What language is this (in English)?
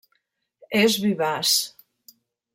Catalan